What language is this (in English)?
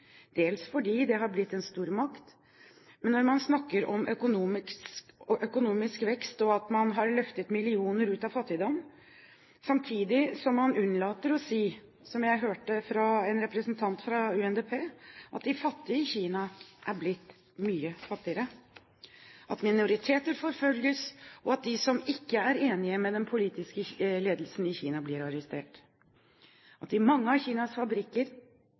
Norwegian Bokmål